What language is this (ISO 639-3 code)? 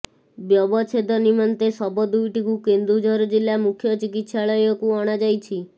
ori